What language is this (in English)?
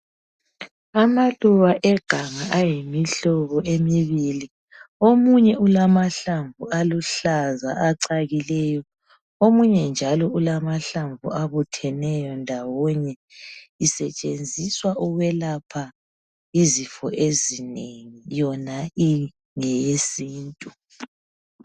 North Ndebele